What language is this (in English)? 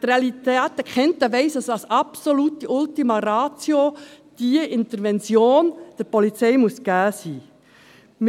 Swiss German